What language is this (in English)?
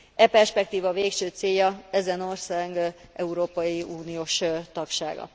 Hungarian